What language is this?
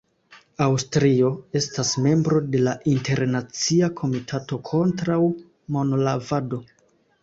Esperanto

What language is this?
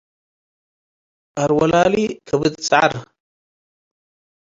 Tigre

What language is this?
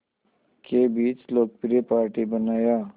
Hindi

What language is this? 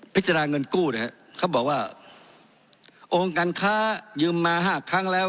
Thai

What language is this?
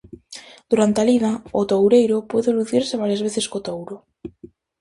Galician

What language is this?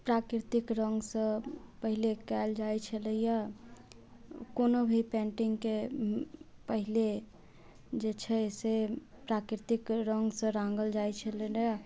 Maithili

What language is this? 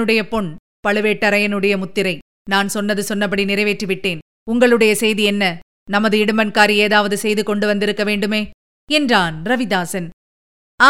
Tamil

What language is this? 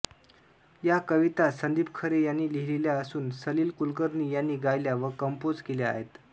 Marathi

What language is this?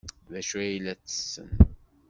Kabyle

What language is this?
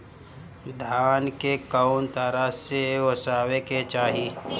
Bhojpuri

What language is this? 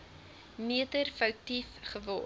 Afrikaans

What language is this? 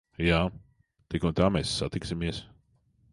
Latvian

